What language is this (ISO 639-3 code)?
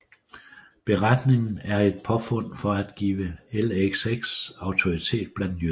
dan